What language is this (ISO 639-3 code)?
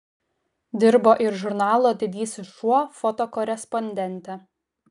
lit